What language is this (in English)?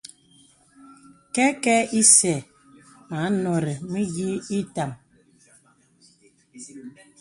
Bebele